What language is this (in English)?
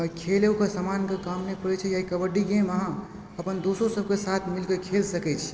Maithili